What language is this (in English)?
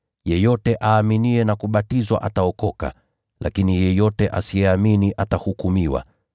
Swahili